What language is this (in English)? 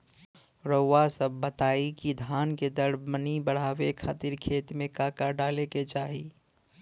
Bhojpuri